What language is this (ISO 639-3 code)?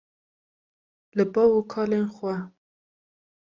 kur